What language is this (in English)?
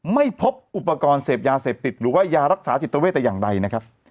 Thai